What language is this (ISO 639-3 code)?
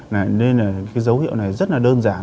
vie